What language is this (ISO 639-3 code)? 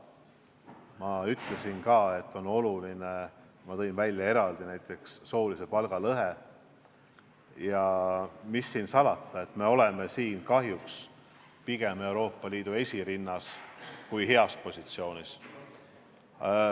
est